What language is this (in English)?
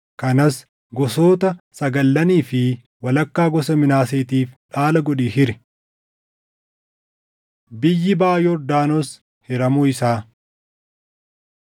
Oromo